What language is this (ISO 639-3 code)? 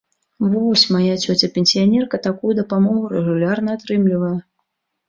bel